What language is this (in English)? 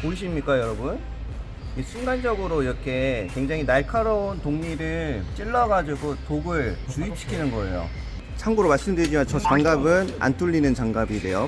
Korean